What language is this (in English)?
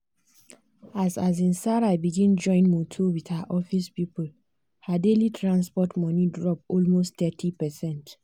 Nigerian Pidgin